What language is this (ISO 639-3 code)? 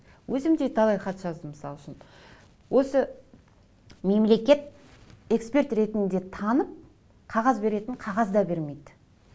kaz